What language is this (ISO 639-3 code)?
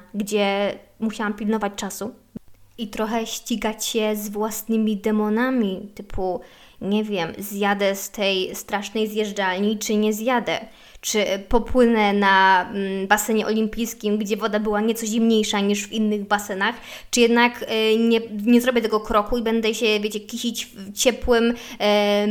pol